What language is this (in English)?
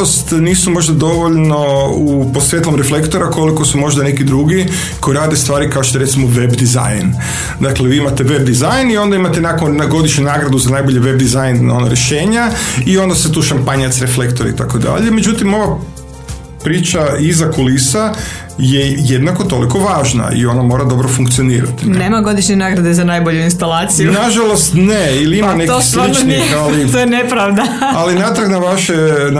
Croatian